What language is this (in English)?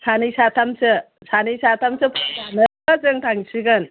Bodo